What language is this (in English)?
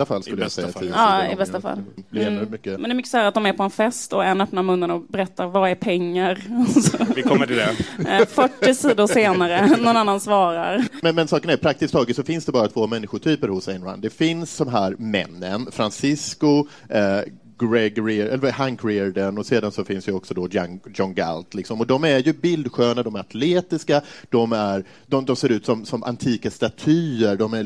Swedish